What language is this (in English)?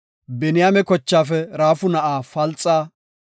Gofa